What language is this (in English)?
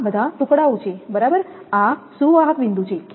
Gujarati